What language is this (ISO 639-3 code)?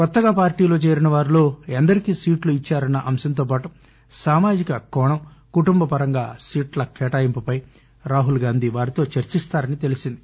tel